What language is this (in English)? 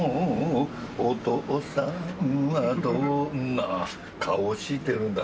Japanese